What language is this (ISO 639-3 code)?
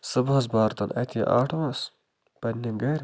kas